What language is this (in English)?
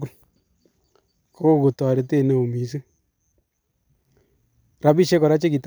Kalenjin